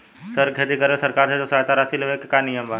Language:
Bhojpuri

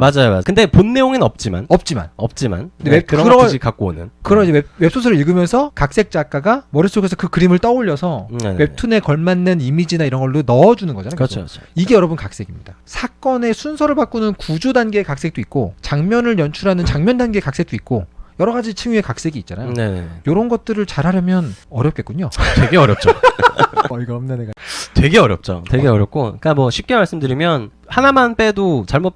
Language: Korean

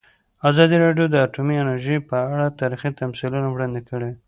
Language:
Pashto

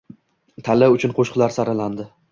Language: Uzbek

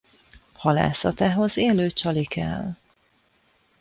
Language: Hungarian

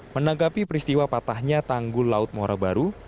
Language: Indonesian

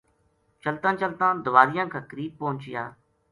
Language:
Gujari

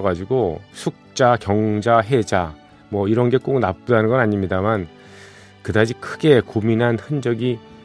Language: Korean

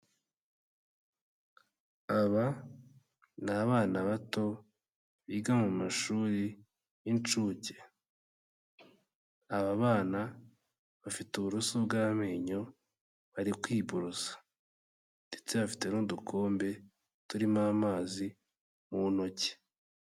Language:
Kinyarwanda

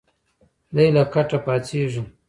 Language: Pashto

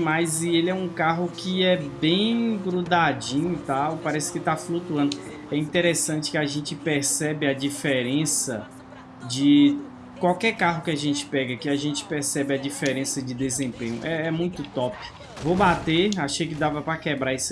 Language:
Portuguese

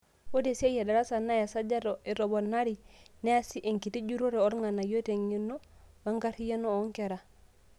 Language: Masai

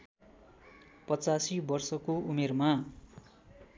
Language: Nepali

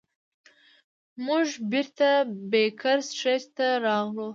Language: Pashto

